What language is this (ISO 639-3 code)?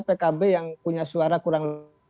ind